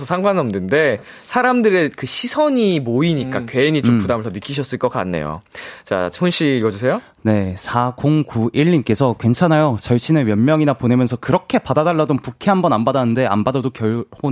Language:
Korean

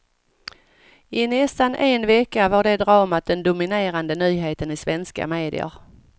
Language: Swedish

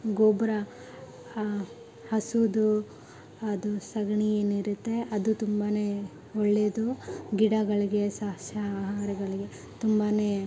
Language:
Kannada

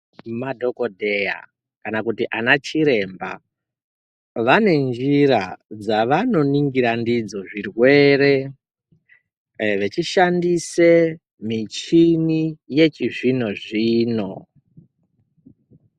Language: Ndau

